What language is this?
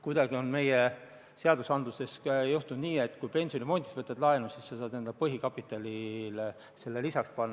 Estonian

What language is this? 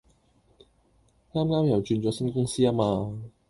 Cantonese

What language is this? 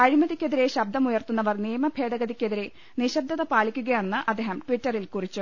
Malayalam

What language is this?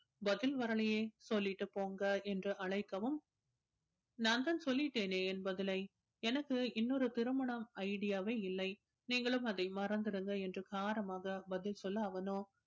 Tamil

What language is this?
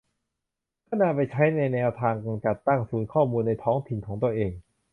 Thai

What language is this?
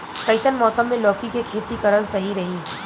Bhojpuri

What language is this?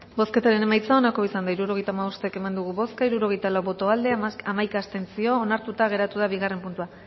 Basque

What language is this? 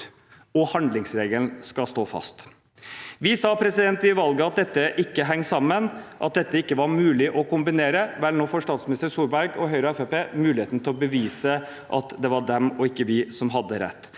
Norwegian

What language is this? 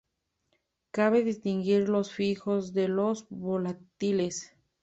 Spanish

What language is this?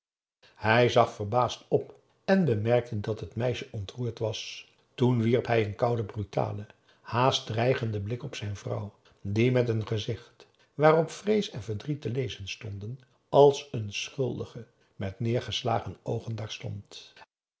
Dutch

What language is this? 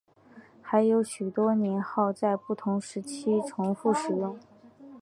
Chinese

